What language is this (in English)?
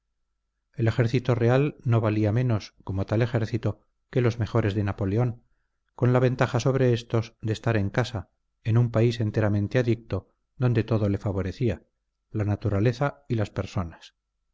Spanish